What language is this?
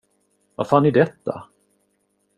Swedish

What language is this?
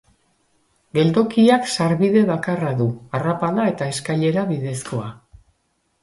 Basque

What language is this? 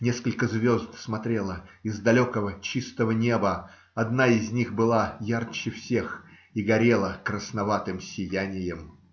Russian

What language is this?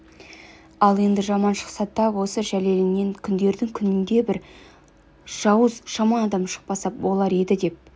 Kazakh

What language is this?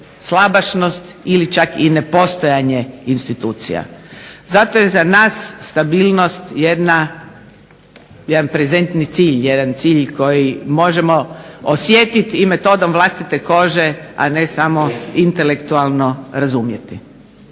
Croatian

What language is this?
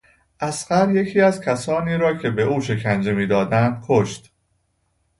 Persian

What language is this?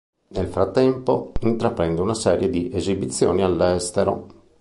Italian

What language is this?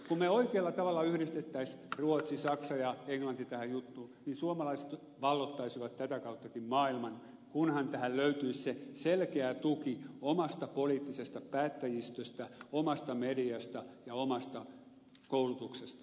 Finnish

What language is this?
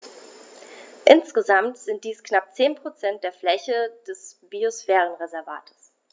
German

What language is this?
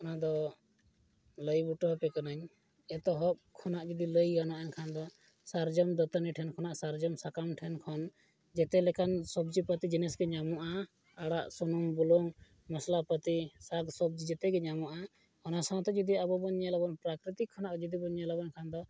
Santali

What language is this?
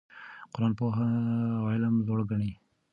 Pashto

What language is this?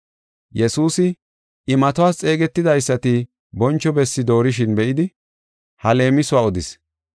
Gofa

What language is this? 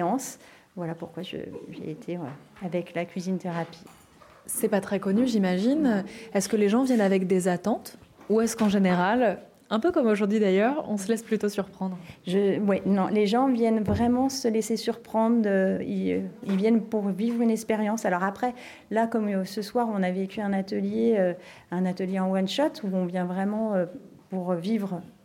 French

